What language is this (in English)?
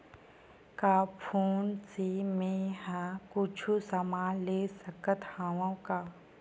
Chhattisgarhi